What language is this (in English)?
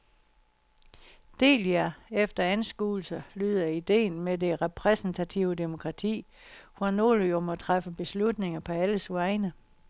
Danish